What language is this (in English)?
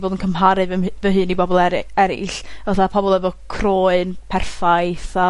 Welsh